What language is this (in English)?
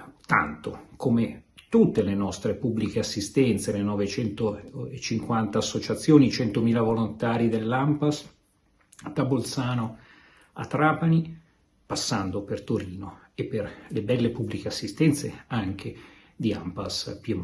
Italian